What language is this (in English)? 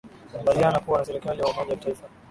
Swahili